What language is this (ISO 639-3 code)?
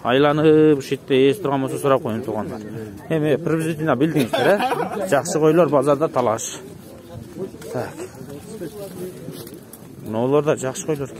tur